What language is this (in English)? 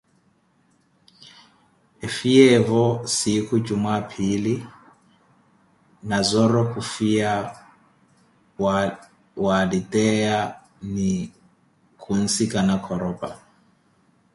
Koti